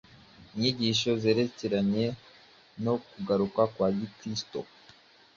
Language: Kinyarwanda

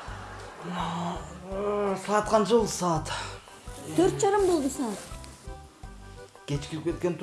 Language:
Dutch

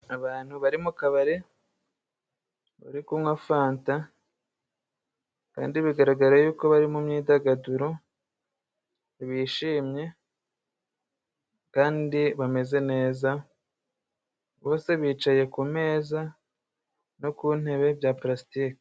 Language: Kinyarwanda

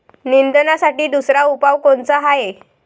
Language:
Marathi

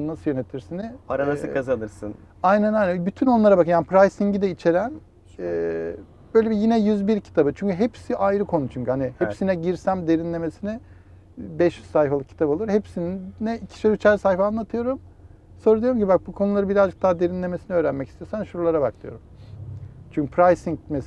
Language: Turkish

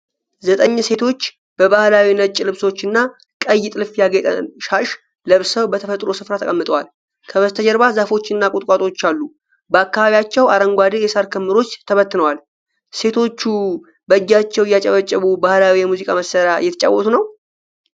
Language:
Amharic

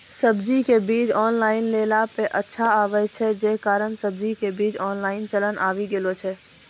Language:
Maithili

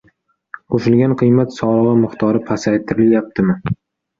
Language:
Uzbek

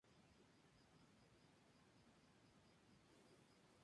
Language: Spanish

